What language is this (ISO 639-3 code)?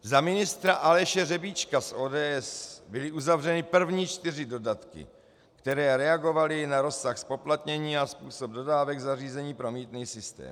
ces